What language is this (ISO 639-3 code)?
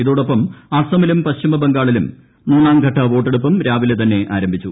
mal